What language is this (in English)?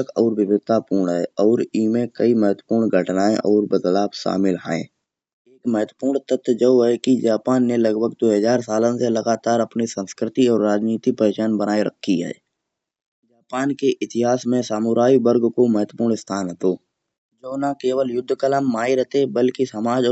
Kanauji